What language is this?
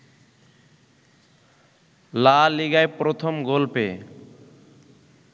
Bangla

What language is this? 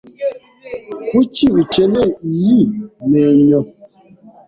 Kinyarwanda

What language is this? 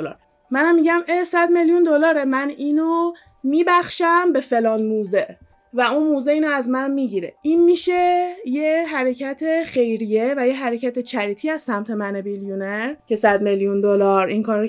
Persian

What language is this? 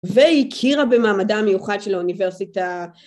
Hebrew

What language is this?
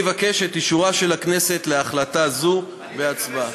Hebrew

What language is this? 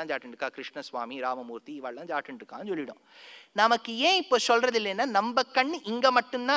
Tamil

